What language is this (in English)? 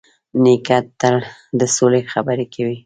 Pashto